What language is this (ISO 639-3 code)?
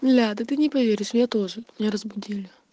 rus